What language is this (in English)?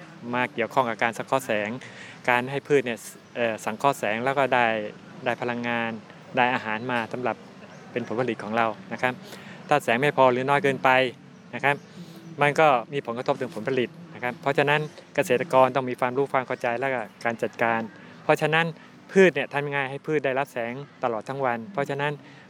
Thai